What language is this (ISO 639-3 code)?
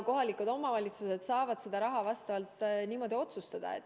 est